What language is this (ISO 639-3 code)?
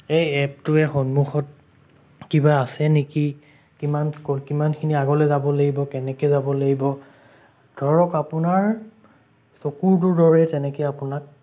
asm